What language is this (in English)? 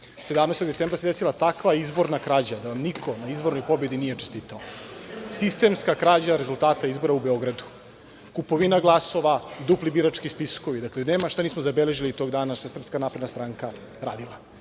Serbian